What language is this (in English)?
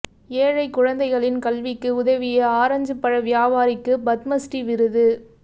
Tamil